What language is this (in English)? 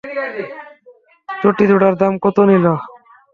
Bangla